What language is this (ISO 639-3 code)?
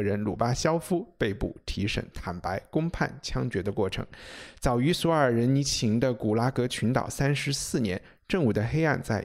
zho